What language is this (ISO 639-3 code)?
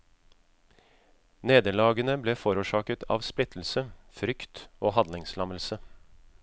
nor